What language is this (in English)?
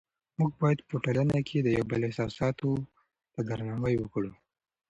Pashto